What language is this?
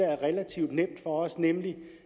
Danish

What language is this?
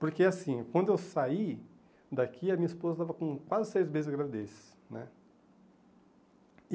Portuguese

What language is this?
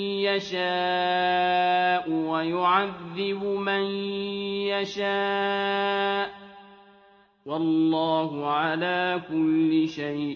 Arabic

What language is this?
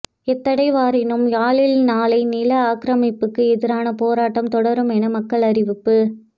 Tamil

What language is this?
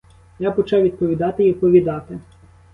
Ukrainian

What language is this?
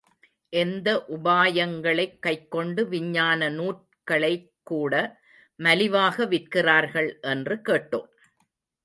Tamil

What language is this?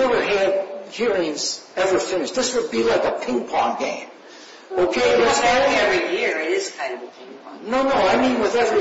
English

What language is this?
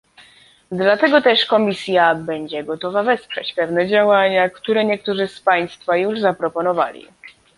Polish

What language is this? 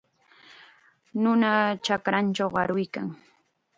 Chiquián Ancash Quechua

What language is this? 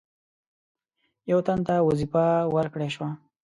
Pashto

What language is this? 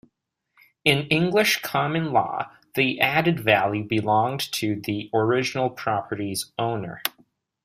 English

